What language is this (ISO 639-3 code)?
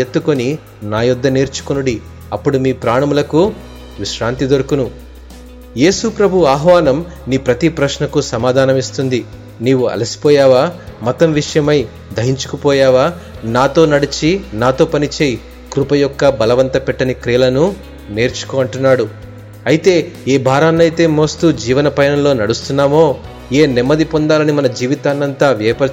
tel